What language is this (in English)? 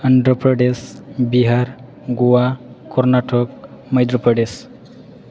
Bodo